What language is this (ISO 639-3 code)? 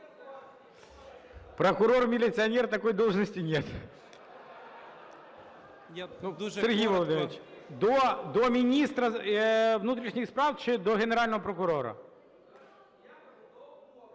ukr